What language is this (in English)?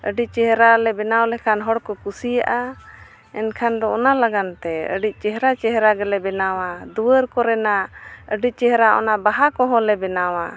Santali